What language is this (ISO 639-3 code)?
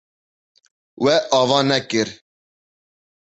kur